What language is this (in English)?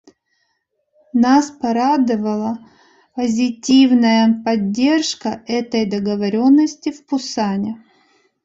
Russian